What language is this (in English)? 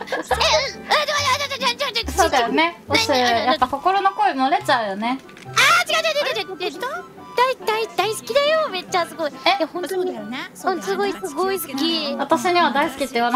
Japanese